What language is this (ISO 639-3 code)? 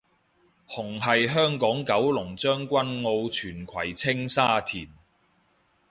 yue